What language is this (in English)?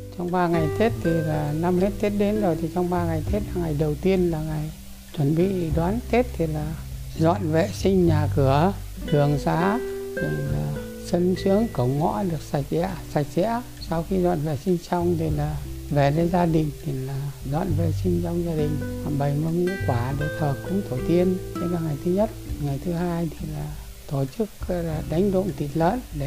Vietnamese